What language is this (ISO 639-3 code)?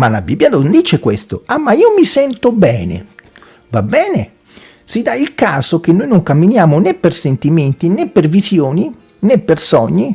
ita